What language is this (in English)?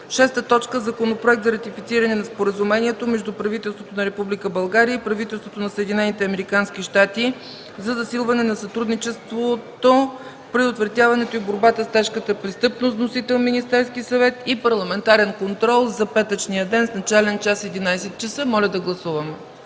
Bulgarian